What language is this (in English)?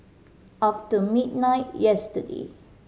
English